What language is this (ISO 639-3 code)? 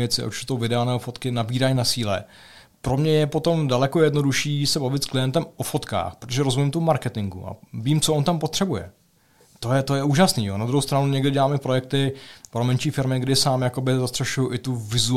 ces